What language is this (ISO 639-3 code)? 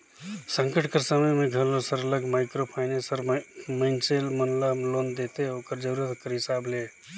hne